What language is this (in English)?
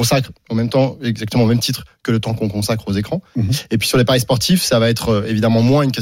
French